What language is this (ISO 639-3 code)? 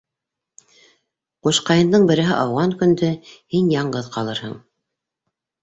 bak